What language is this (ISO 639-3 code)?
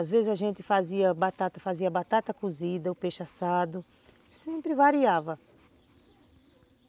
por